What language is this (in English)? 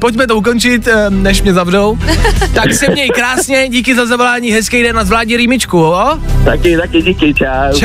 Czech